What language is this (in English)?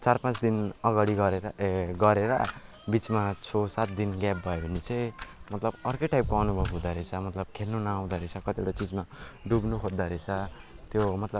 Nepali